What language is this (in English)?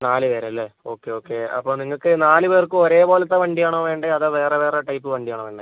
Malayalam